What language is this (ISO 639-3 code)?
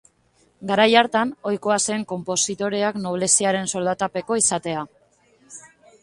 eus